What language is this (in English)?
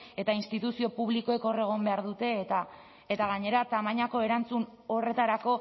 Basque